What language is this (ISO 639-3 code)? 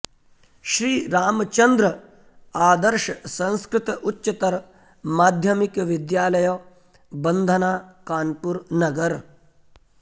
san